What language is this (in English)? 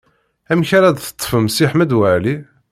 Kabyle